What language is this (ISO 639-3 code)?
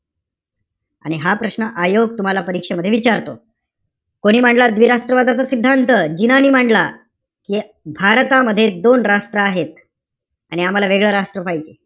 mar